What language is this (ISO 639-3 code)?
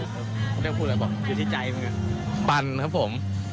tha